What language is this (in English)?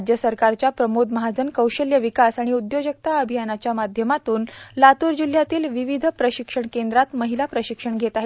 Marathi